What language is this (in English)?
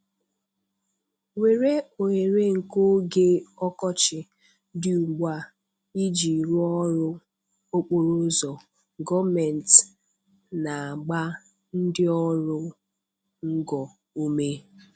Igbo